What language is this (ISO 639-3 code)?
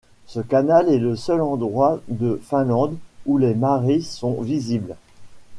fra